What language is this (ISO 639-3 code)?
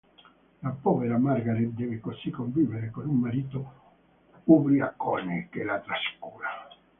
ita